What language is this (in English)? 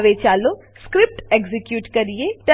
Gujarati